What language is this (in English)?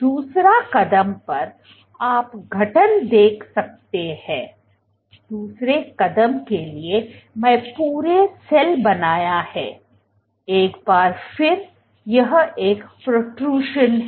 Hindi